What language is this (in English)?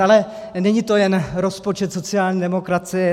Czech